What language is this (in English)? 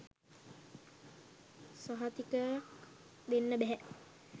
Sinhala